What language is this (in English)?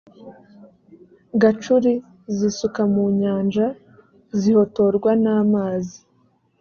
Kinyarwanda